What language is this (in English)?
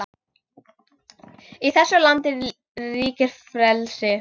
Icelandic